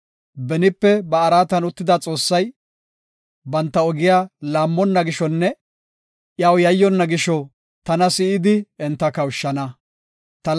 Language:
Gofa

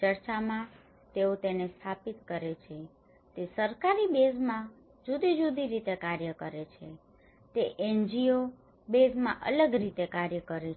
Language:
Gujarati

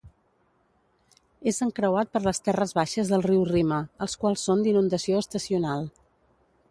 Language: Catalan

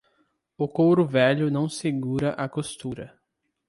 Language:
Portuguese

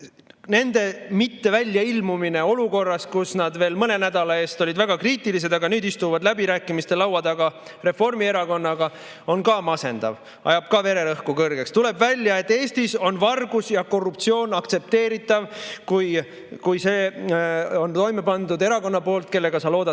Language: Estonian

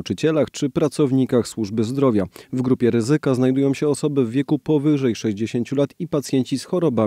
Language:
Polish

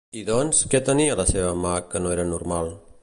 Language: Catalan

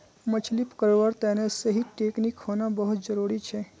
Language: Magahi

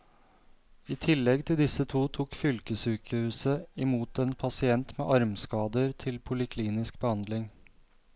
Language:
Norwegian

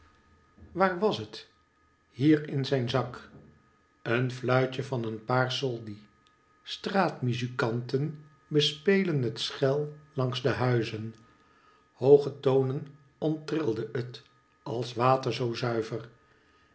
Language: Dutch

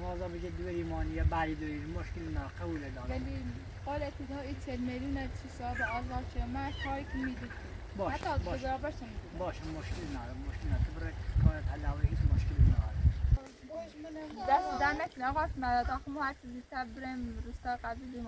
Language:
Persian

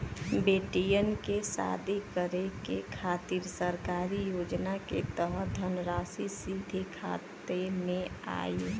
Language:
Bhojpuri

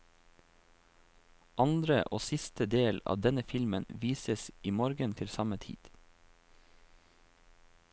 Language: Norwegian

